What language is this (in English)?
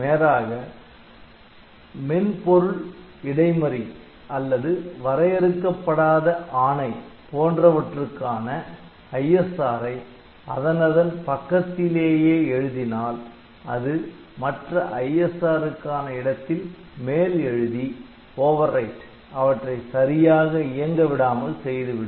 Tamil